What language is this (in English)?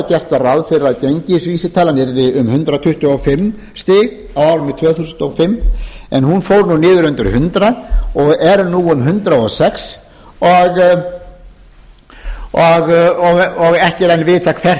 Icelandic